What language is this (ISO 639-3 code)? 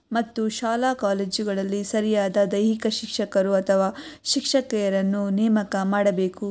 kan